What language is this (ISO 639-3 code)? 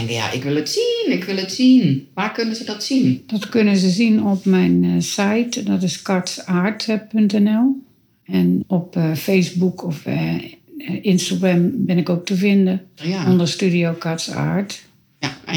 nld